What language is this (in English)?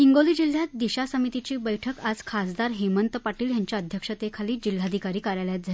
Marathi